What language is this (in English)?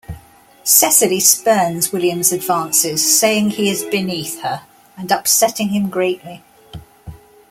English